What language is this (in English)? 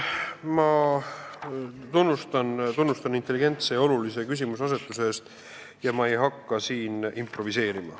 Estonian